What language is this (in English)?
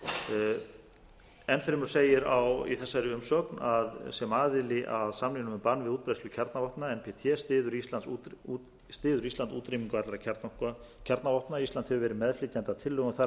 Icelandic